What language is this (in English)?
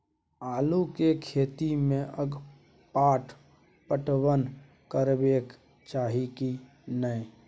Maithili